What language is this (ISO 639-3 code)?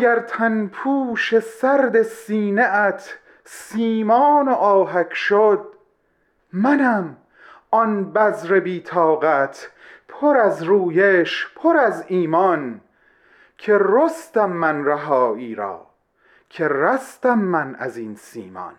fas